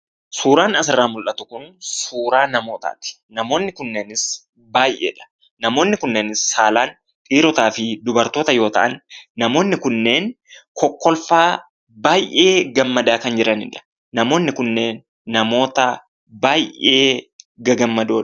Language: Oromo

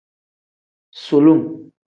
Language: Tem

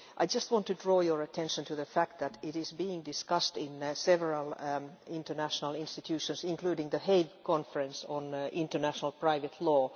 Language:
English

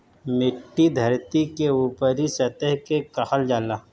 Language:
Bhojpuri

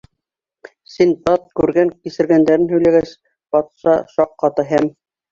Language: Bashkir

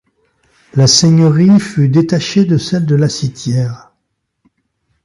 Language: French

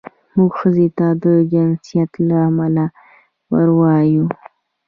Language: Pashto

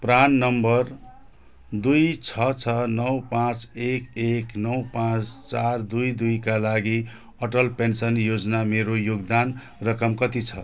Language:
Nepali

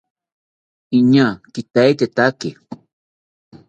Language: South Ucayali Ashéninka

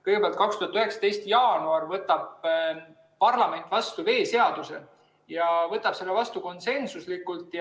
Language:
Estonian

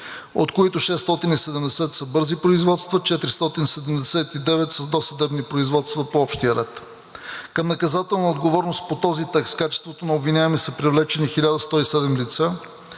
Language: Bulgarian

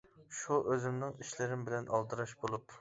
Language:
Uyghur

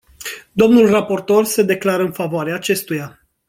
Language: Romanian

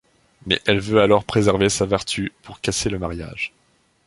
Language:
French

